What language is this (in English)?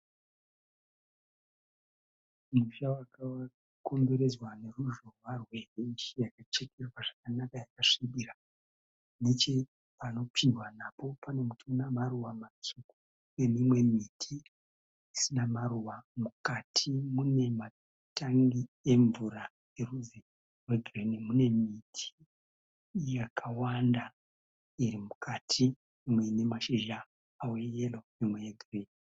Shona